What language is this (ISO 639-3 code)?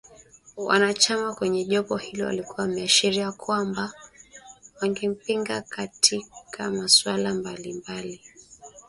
swa